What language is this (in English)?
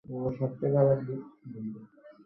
Bangla